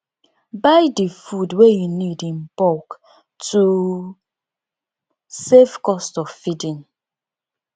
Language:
Nigerian Pidgin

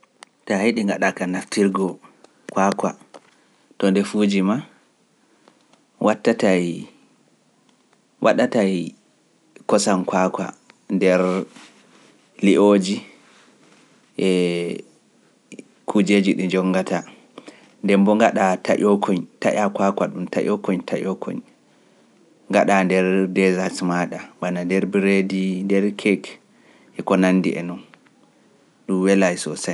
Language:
Pular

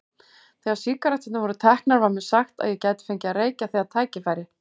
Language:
Icelandic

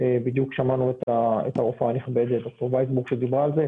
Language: Hebrew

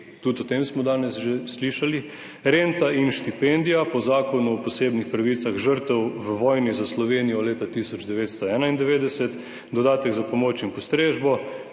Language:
Slovenian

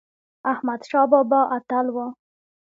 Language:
Pashto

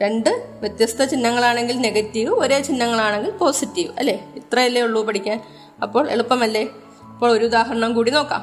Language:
Malayalam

